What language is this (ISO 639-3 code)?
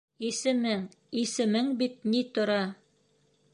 bak